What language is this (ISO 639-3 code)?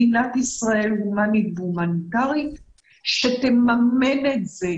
heb